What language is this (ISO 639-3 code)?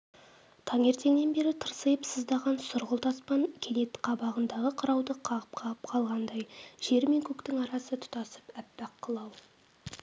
kaz